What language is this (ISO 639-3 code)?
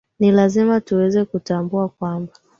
swa